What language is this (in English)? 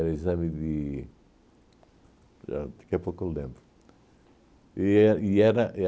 Portuguese